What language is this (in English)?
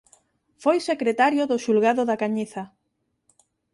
Galician